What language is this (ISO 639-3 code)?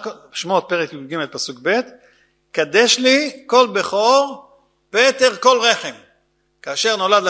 heb